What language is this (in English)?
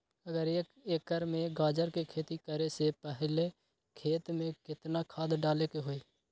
Magahi